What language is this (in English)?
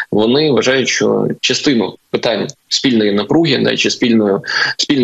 Ukrainian